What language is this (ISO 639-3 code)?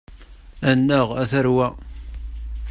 kab